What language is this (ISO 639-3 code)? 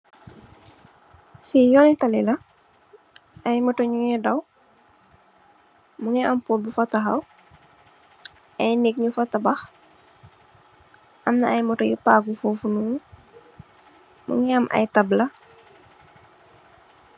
wol